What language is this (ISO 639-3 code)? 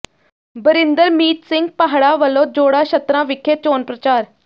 pan